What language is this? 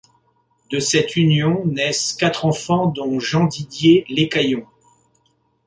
French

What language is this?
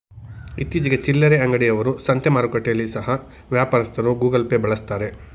Kannada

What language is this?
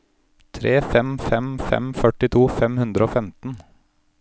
Norwegian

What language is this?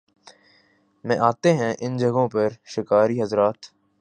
Urdu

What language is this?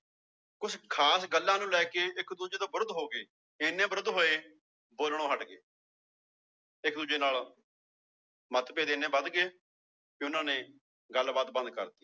Punjabi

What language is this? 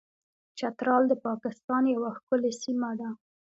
Pashto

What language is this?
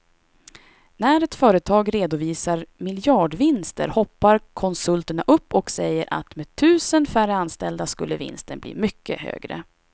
Swedish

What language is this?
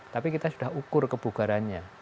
Indonesian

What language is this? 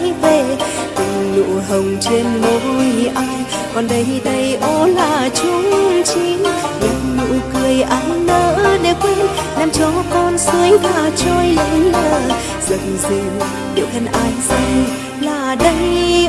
Vietnamese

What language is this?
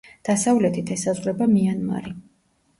Georgian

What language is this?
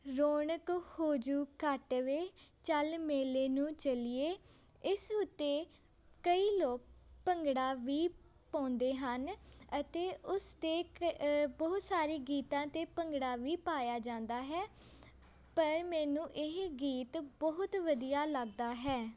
Punjabi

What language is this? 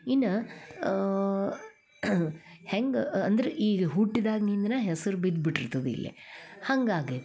Kannada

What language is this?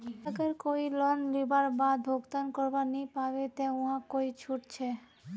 Magahi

